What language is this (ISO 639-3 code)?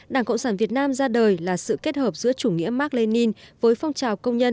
vie